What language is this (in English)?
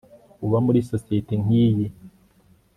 Kinyarwanda